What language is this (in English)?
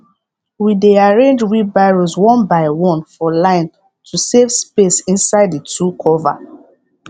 Nigerian Pidgin